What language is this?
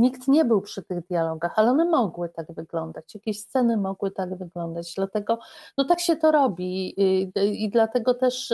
Polish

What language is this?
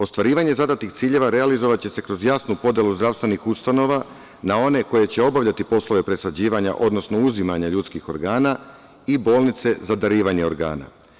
Serbian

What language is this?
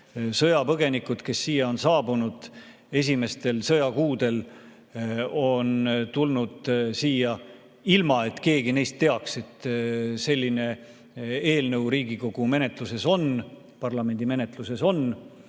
Estonian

